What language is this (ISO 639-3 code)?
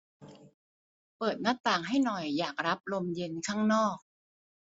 tha